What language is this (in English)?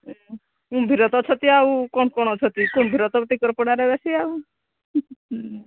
Odia